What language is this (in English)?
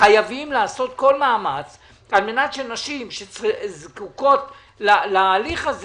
Hebrew